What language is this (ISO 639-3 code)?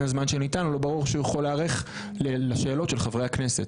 heb